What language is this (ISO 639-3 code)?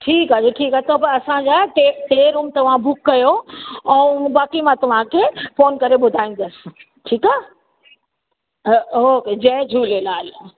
snd